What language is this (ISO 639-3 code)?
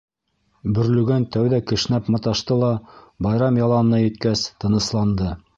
bak